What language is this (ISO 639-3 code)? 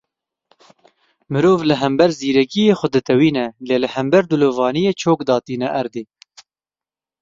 kur